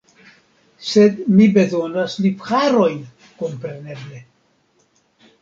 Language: Esperanto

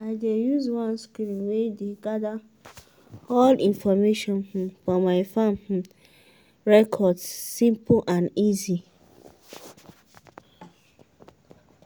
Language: Nigerian Pidgin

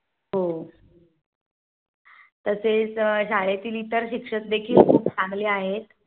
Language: Marathi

